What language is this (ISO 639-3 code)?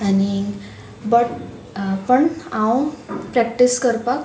kok